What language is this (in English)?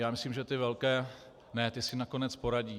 Czech